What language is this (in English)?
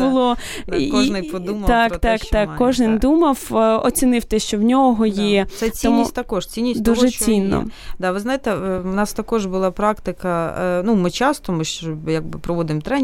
Ukrainian